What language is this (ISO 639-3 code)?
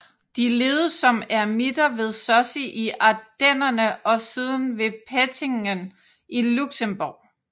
dan